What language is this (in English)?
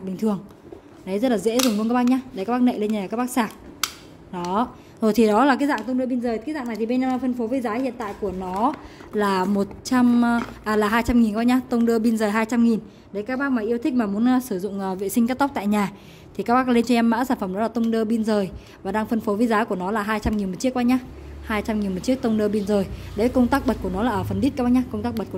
Vietnamese